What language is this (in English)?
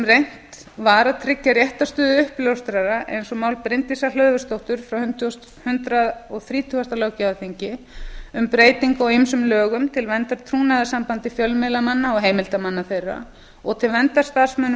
Icelandic